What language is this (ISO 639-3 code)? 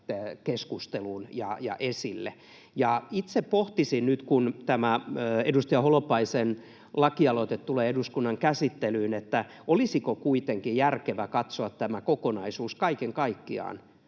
fin